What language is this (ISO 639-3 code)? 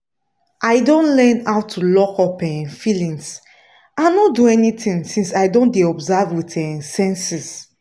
pcm